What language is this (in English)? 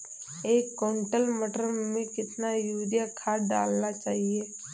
Hindi